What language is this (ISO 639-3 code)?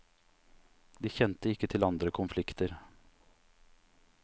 nor